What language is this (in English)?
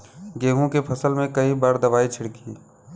Bhojpuri